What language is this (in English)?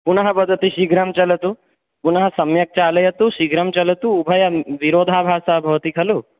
Sanskrit